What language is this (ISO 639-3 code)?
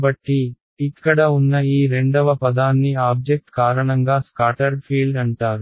tel